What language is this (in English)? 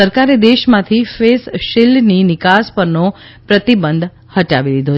Gujarati